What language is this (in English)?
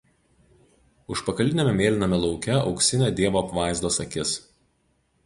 Lithuanian